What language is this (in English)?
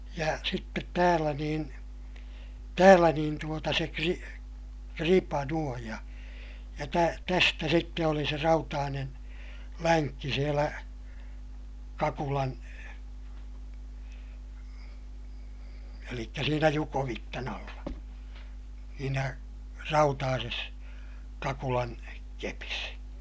Finnish